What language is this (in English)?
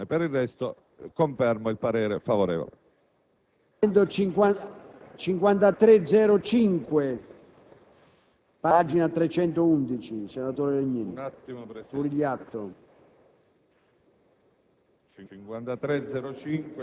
Italian